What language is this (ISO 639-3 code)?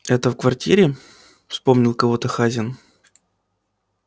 rus